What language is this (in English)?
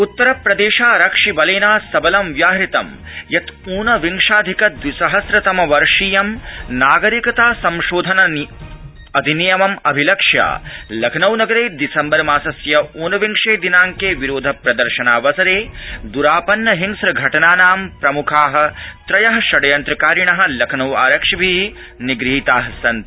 Sanskrit